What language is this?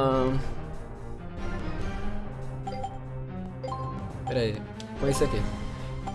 Portuguese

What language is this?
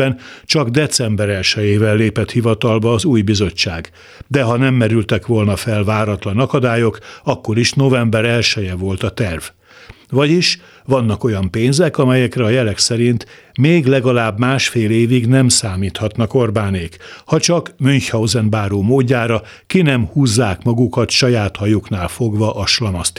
Hungarian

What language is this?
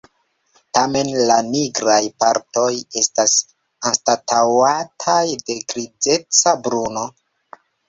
Esperanto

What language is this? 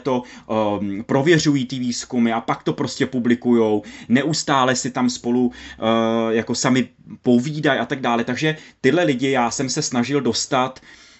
Czech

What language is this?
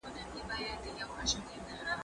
Pashto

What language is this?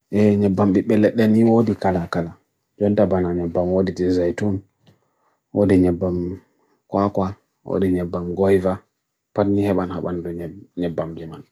Bagirmi Fulfulde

